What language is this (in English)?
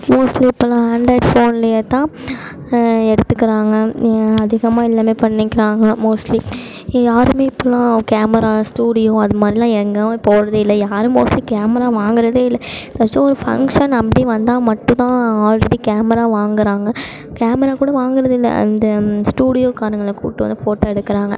Tamil